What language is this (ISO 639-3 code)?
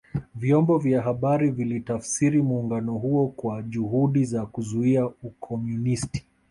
swa